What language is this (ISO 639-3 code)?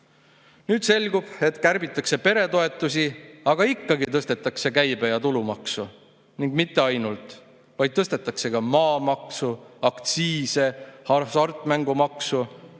est